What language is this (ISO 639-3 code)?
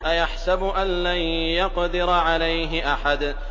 ara